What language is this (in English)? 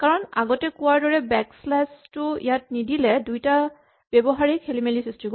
Assamese